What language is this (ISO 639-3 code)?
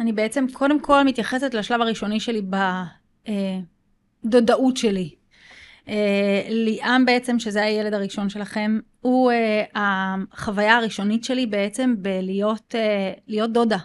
heb